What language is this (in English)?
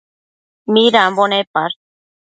Matsés